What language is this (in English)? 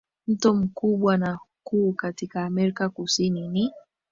Swahili